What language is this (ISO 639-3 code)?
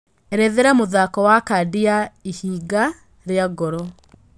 kik